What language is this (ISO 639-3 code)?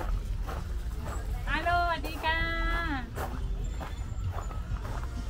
kor